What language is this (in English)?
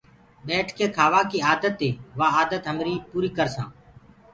Gurgula